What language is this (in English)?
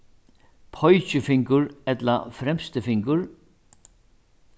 Faroese